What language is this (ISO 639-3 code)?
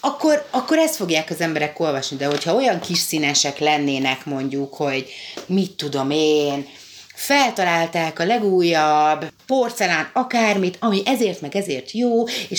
hun